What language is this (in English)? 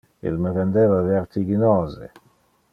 Interlingua